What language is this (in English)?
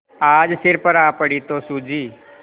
Hindi